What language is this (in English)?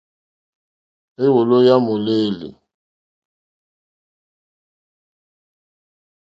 Mokpwe